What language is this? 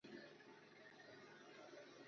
Chinese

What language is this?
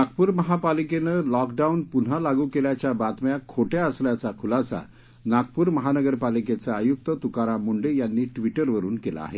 Marathi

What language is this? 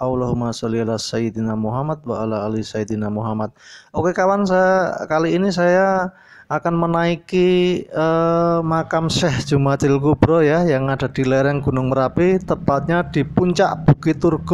Indonesian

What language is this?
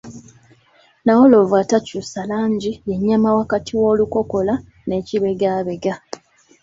Ganda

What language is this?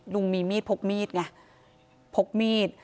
Thai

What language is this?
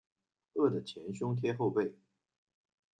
Chinese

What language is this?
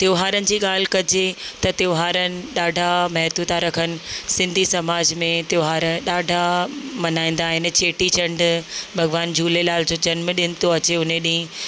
Sindhi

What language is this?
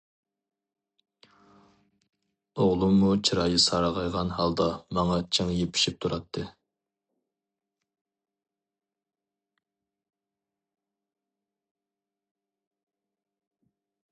Uyghur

